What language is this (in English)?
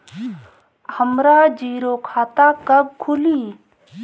Bhojpuri